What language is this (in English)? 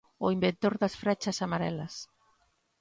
Galician